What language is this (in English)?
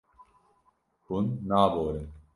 Kurdish